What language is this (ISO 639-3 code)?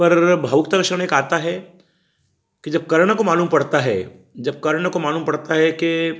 hin